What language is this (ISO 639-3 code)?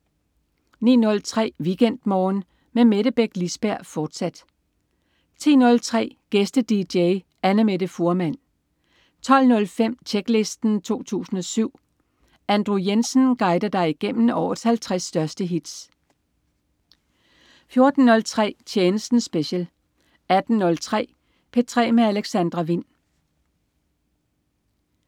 dan